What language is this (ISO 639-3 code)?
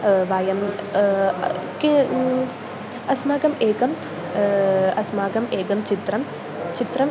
san